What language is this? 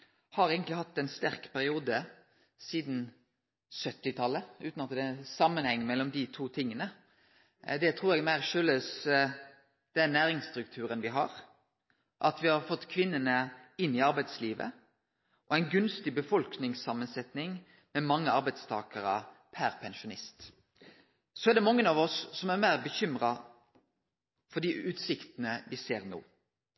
Norwegian Nynorsk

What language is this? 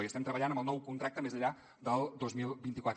Catalan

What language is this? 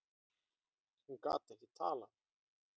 Icelandic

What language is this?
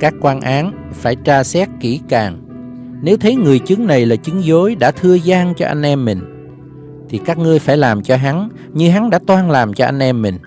Vietnamese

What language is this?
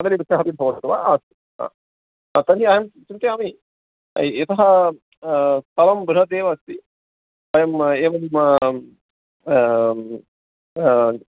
Sanskrit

